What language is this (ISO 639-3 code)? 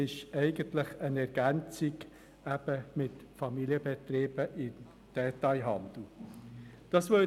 gsw